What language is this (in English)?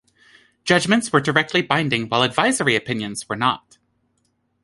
English